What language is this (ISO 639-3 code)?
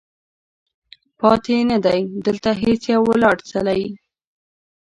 pus